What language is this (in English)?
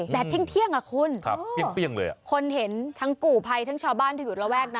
Thai